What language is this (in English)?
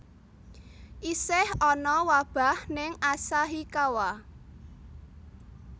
Javanese